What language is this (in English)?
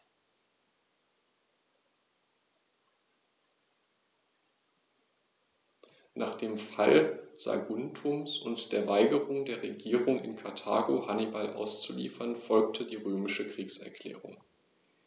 German